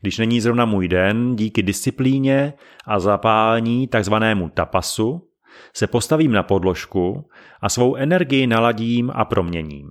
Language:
Czech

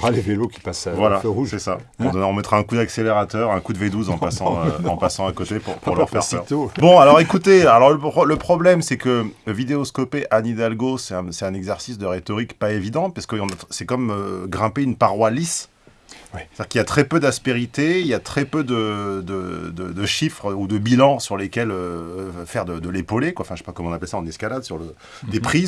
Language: French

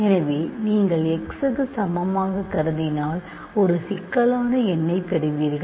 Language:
Tamil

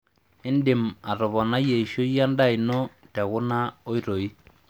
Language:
Masai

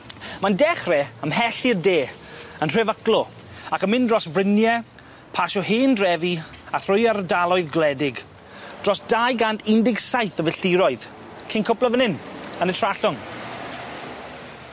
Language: Welsh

